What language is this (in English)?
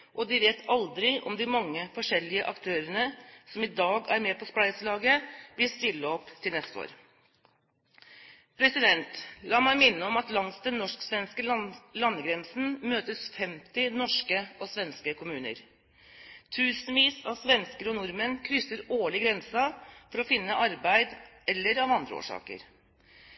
Norwegian Bokmål